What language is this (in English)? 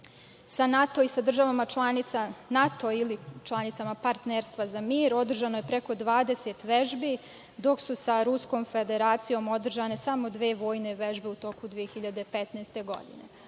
Serbian